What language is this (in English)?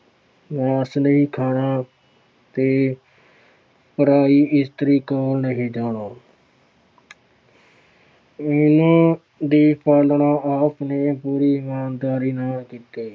Punjabi